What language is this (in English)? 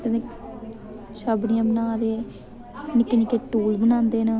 Dogri